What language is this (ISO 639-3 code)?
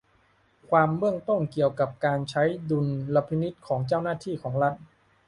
tha